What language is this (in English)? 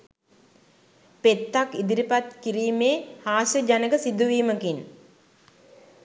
Sinhala